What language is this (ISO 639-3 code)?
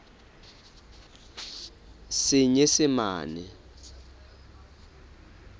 sot